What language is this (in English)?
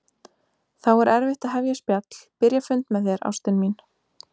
Icelandic